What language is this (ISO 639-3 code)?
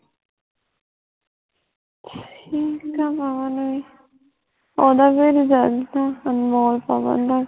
pan